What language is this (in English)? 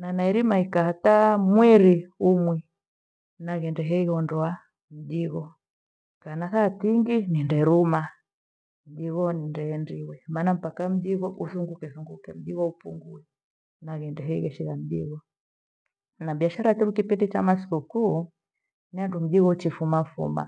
Gweno